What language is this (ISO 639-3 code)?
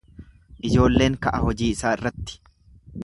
orm